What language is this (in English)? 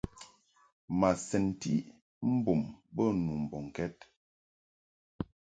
Mungaka